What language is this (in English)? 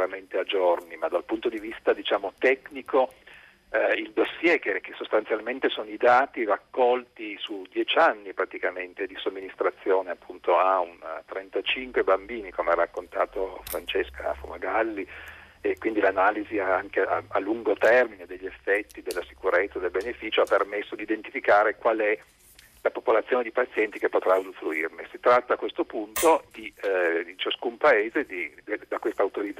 Italian